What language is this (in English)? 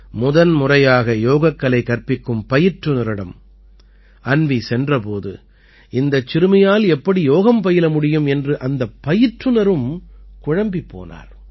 Tamil